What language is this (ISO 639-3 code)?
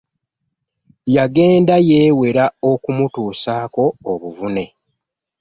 lug